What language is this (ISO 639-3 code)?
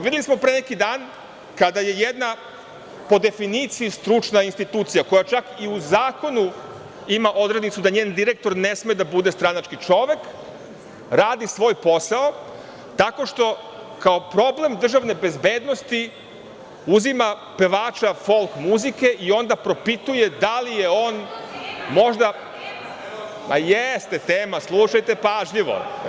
srp